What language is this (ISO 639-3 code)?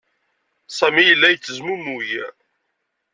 kab